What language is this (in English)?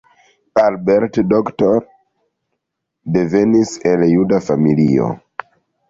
Esperanto